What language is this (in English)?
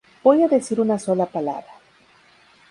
Spanish